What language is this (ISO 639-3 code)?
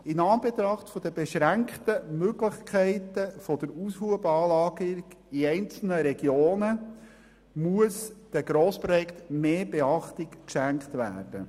gsw